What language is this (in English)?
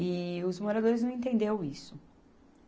Portuguese